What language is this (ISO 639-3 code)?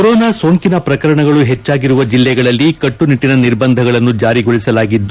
kan